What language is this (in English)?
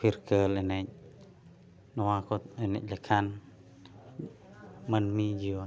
Santali